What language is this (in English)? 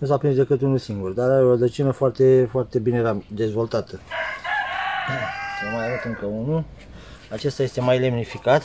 Romanian